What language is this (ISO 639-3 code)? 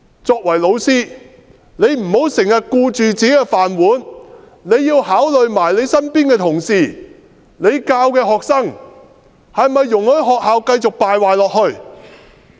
yue